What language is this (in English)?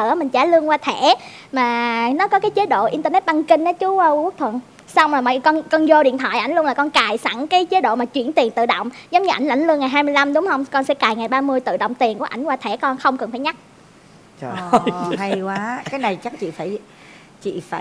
Vietnamese